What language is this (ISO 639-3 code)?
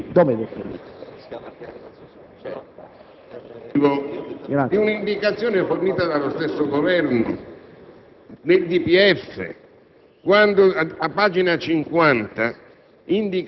ita